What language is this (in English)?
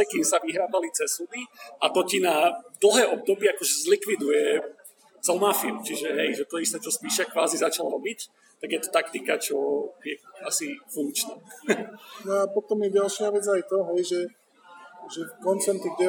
Slovak